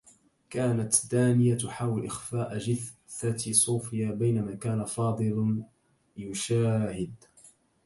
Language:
Arabic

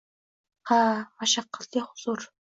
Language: Uzbek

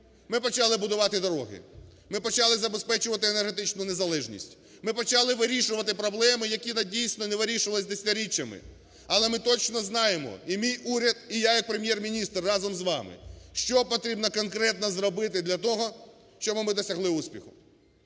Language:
Ukrainian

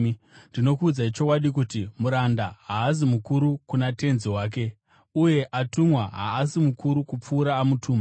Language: Shona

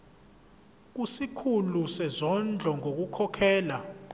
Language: Zulu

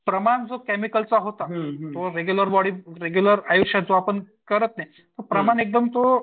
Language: Marathi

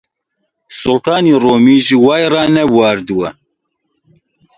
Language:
Central Kurdish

